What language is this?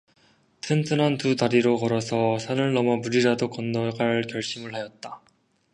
Korean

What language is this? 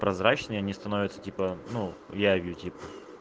Russian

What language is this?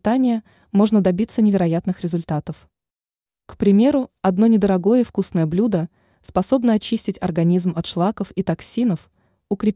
Russian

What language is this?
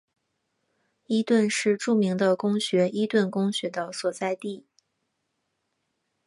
Chinese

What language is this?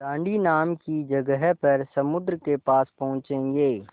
Hindi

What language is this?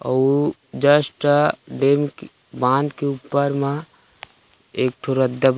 Chhattisgarhi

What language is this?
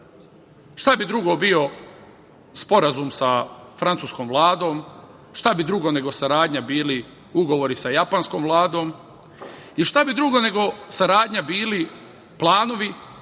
Serbian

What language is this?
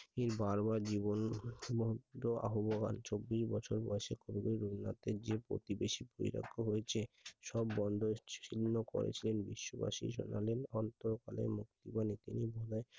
Bangla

